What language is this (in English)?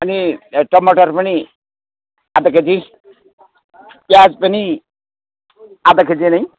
Nepali